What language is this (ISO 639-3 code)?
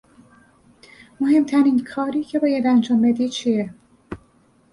fas